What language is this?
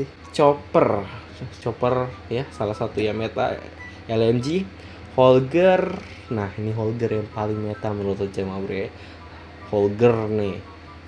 Indonesian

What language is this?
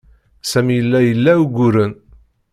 Kabyle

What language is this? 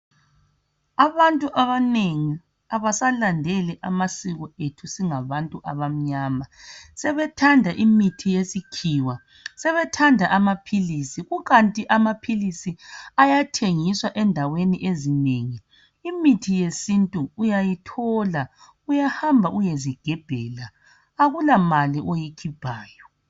North Ndebele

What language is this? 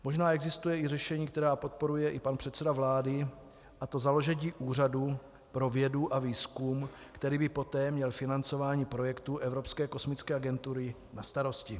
Czech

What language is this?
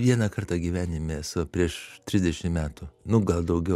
Lithuanian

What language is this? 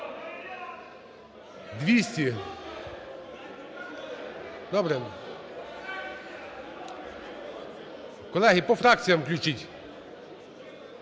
Ukrainian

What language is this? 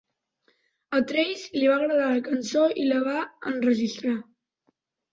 Catalan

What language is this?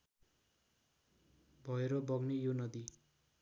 Nepali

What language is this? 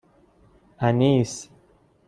Persian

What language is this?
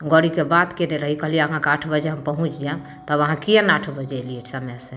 Maithili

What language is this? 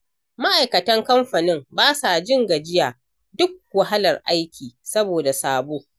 Hausa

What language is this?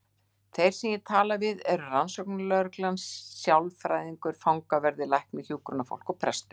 Icelandic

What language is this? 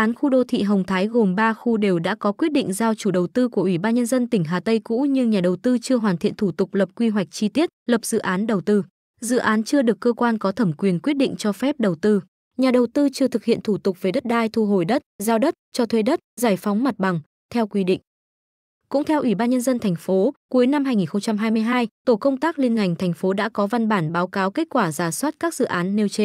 Vietnamese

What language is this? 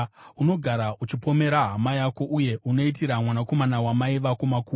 Shona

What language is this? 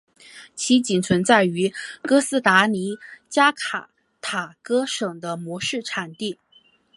Chinese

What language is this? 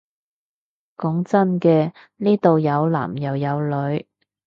Cantonese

